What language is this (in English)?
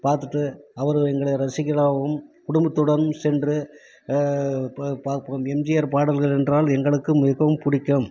Tamil